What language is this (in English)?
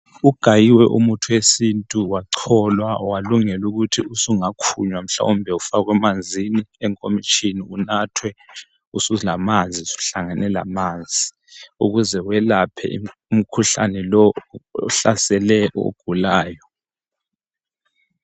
North Ndebele